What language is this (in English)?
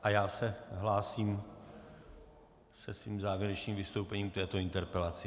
Czech